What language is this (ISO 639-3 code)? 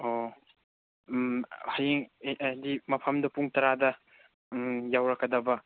mni